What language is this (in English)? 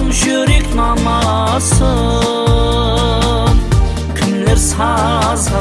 Russian